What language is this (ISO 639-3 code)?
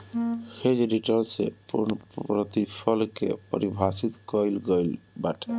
bho